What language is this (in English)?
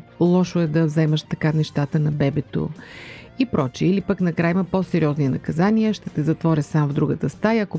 Bulgarian